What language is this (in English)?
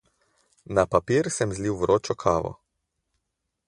Slovenian